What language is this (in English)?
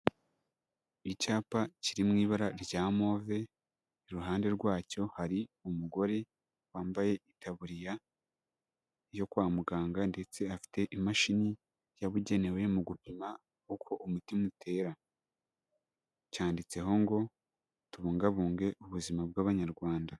Kinyarwanda